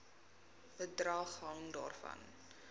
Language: Afrikaans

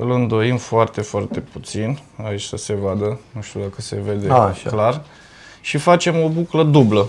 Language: Romanian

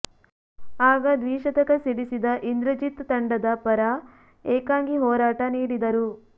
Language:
Kannada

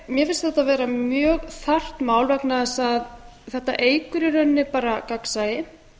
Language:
Icelandic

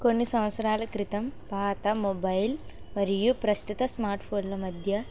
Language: Telugu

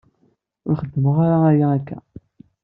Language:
Kabyle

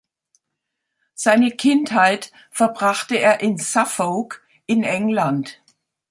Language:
German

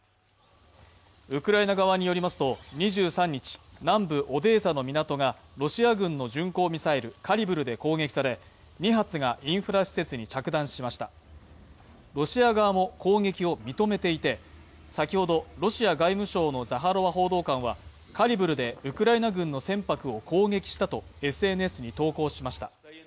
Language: Japanese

